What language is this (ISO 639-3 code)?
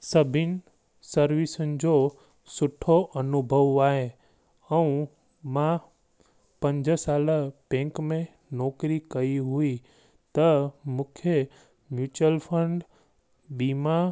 snd